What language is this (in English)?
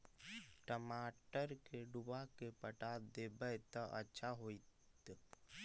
Magahi